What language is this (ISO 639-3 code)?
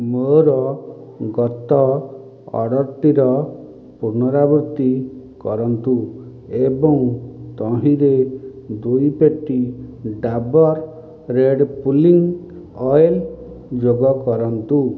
ori